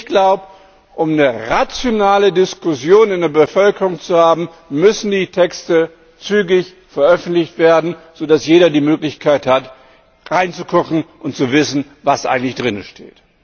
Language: German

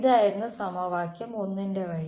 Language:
Malayalam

